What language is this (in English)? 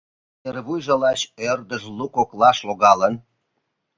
Mari